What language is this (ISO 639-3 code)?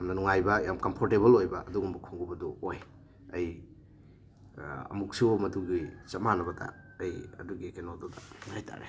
mni